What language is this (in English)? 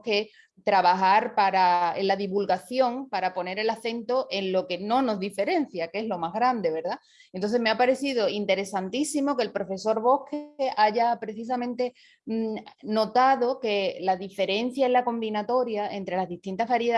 Spanish